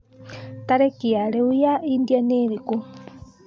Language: Kikuyu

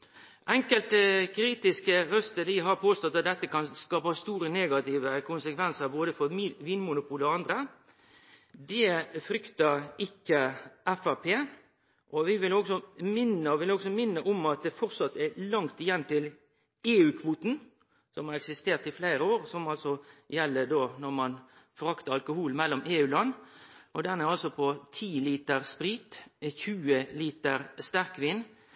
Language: Norwegian Nynorsk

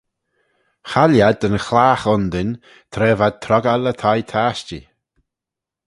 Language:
Manx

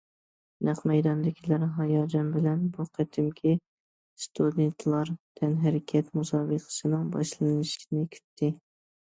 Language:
Uyghur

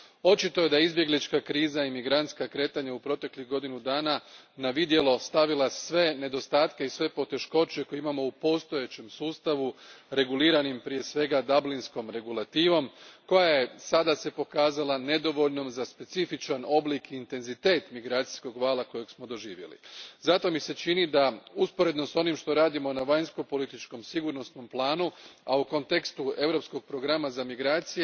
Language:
Croatian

